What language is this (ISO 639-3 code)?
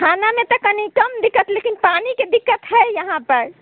mai